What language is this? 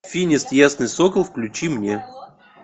Russian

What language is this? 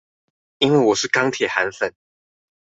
Chinese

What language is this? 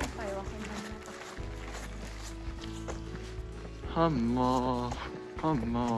Japanese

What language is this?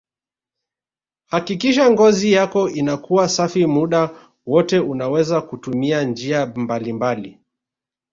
Swahili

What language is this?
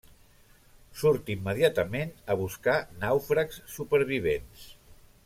Catalan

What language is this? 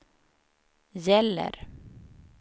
Swedish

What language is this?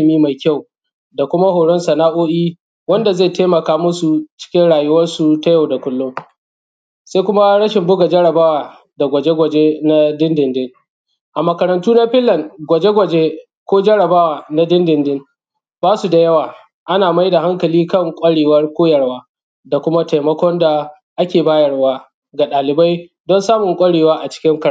Hausa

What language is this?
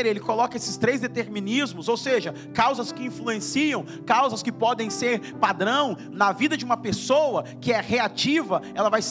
Portuguese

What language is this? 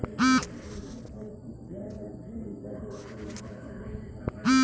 Bhojpuri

